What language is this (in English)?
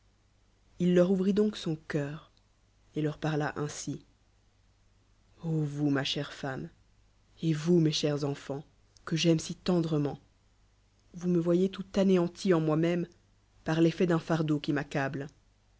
French